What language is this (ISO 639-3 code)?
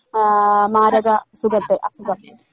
mal